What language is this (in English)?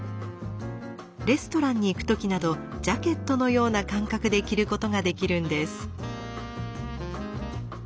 Japanese